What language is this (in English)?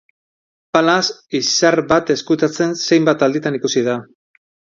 Basque